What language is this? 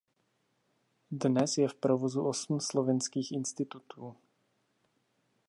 Czech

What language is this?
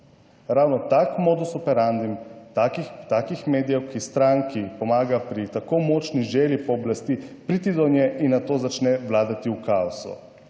Slovenian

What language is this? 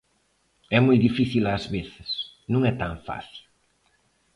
Galician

